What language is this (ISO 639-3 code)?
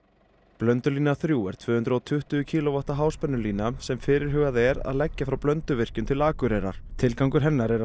isl